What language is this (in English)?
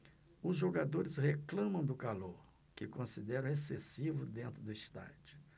Portuguese